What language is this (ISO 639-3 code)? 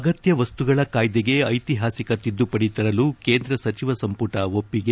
kan